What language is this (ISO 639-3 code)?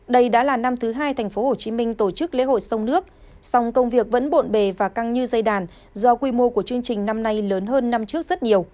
vie